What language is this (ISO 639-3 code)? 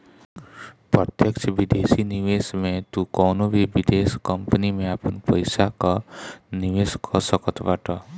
bho